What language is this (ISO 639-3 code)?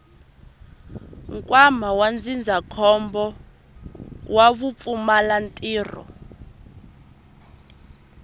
tso